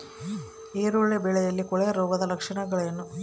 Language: Kannada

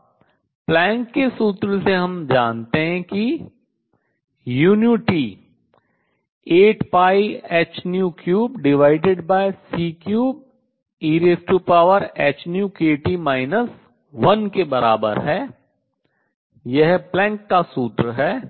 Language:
Hindi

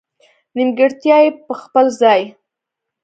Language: Pashto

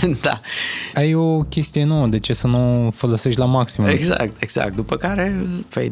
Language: Romanian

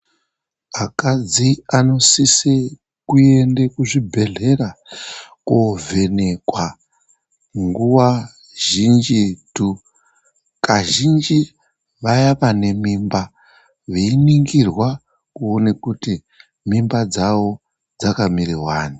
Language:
Ndau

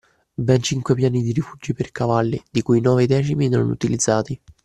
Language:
Italian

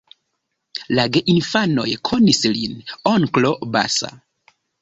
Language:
Esperanto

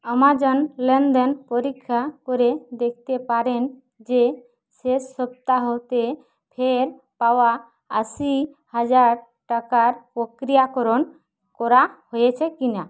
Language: Bangla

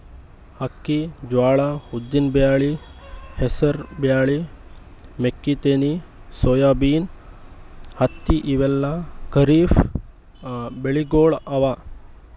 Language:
Kannada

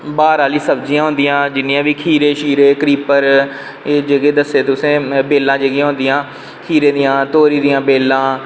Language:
Dogri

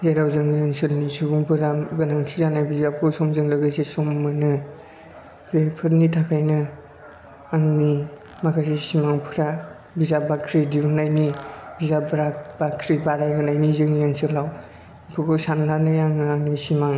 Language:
Bodo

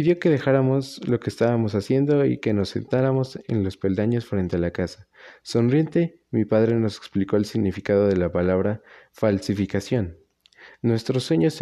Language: Spanish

